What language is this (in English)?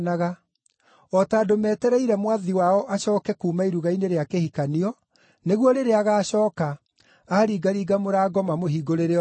Kikuyu